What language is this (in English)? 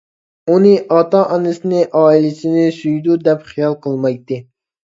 Uyghur